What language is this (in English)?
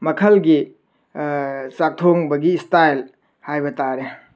Manipuri